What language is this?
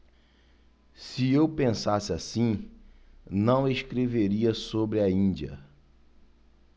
Portuguese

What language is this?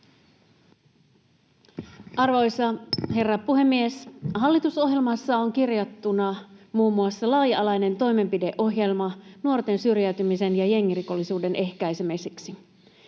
Finnish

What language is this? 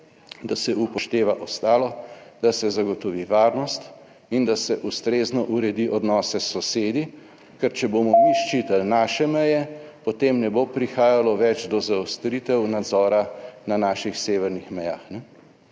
Slovenian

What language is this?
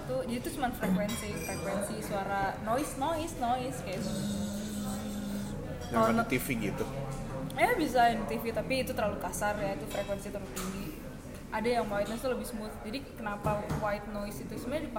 Indonesian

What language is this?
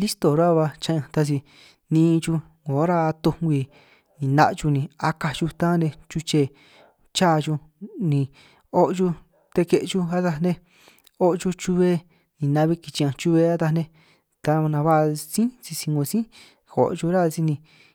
San Martín Itunyoso Triqui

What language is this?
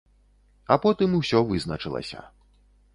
Belarusian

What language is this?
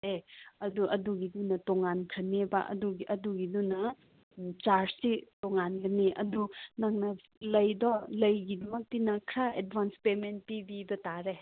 Manipuri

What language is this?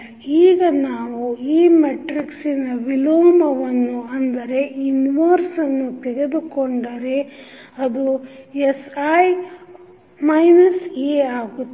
Kannada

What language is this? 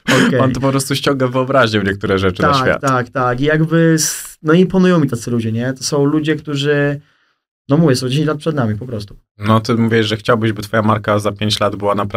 Polish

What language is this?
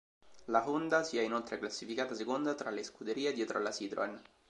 Italian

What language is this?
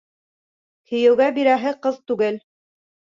Bashkir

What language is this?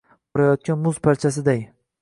Uzbek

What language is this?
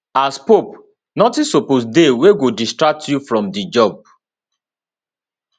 Nigerian Pidgin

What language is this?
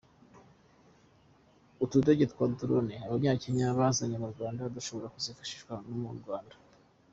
Kinyarwanda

